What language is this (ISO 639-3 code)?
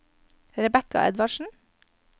nor